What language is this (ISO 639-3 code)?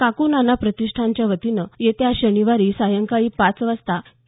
mar